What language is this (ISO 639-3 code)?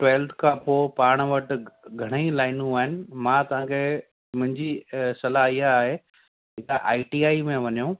snd